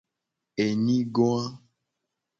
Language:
Gen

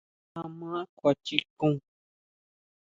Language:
Huautla Mazatec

